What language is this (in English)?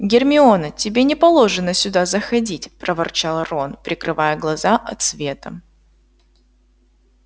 Russian